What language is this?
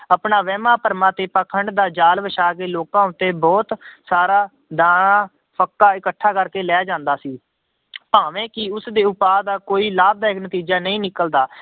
Punjabi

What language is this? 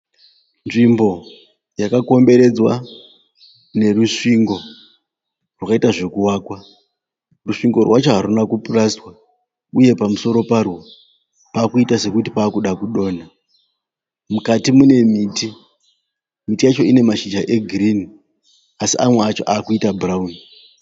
Shona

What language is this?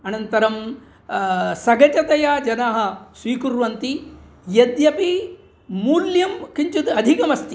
Sanskrit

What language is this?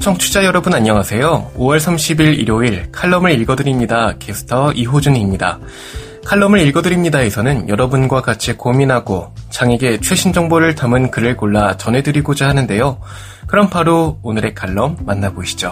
Korean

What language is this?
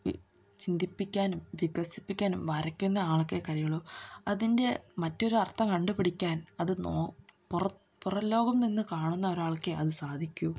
Malayalam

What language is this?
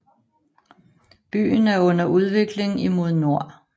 Danish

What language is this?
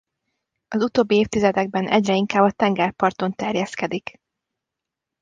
Hungarian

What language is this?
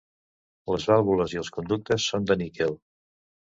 Catalan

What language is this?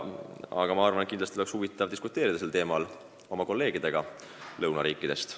Estonian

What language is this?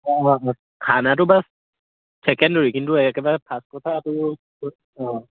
Assamese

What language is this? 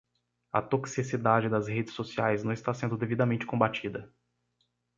Portuguese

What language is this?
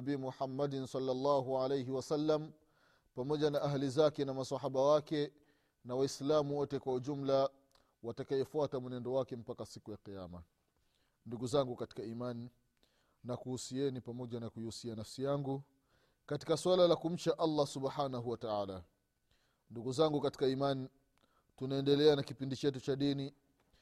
Swahili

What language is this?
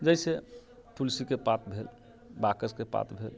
Maithili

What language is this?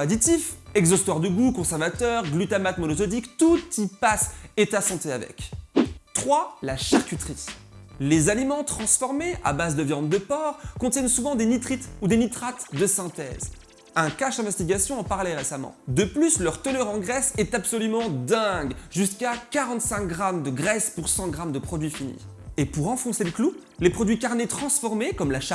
French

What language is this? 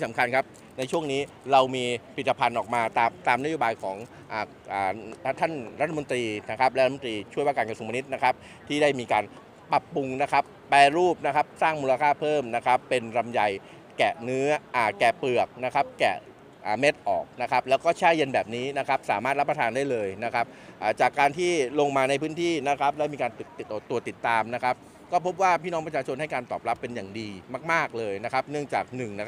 Thai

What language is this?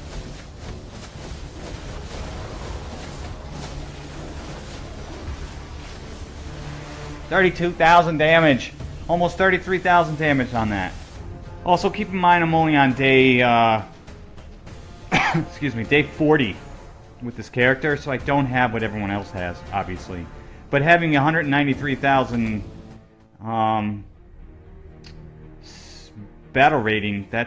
English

